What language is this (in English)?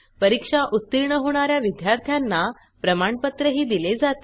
Marathi